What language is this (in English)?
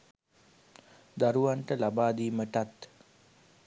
Sinhala